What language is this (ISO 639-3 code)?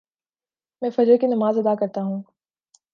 urd